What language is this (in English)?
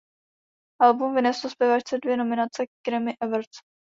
Czech